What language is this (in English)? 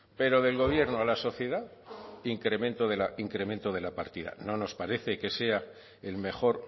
Spanish